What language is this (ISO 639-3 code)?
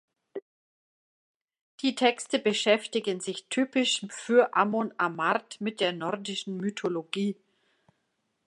deu